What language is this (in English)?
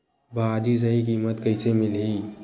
Chhattisgarhi